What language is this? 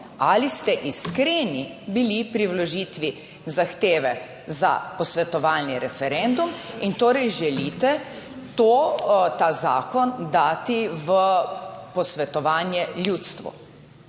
Slovenian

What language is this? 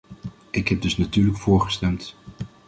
Dutch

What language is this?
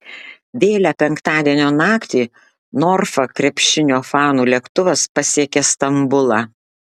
Lithuanian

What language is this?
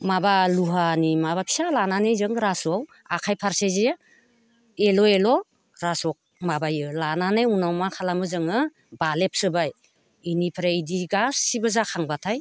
Bodo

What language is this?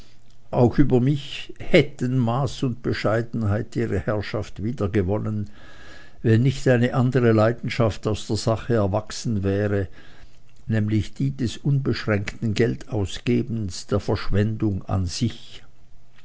German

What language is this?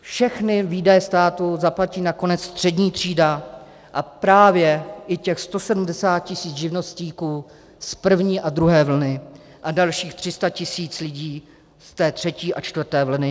Czech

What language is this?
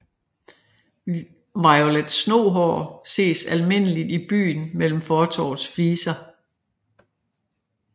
Danish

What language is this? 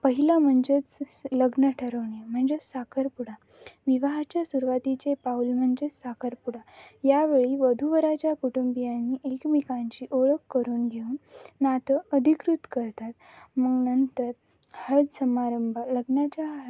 Marathi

